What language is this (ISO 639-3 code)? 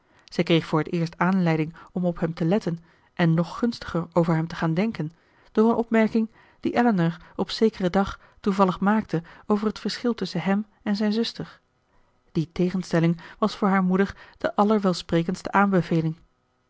nld